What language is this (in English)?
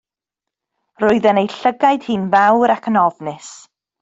Welsh